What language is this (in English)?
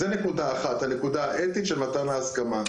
Hebrew